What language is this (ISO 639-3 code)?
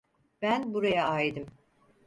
tur